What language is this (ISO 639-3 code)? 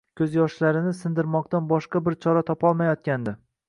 uzb